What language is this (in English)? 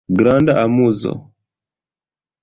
Esperanto